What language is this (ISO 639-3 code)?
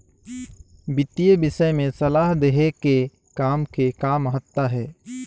hne